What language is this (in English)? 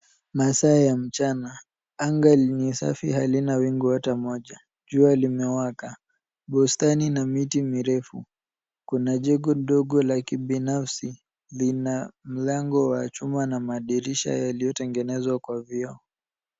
Swahili